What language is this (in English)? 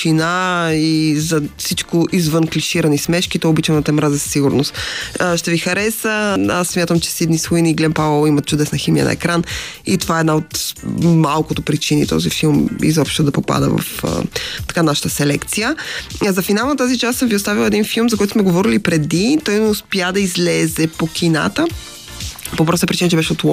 Bulgarian